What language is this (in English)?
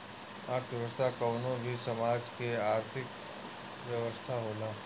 Bhojpuri